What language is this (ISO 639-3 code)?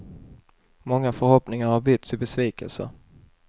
swe